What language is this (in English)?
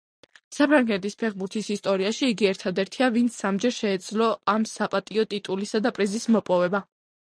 Georgian